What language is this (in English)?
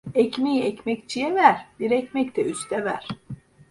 Turkish